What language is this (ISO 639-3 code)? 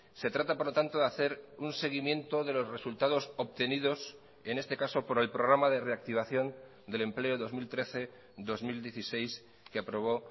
spa